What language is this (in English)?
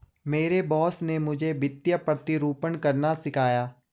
Hindi